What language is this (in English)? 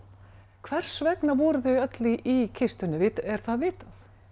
Icelandic